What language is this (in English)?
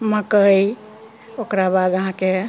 Maithili